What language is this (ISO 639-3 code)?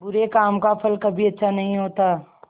hin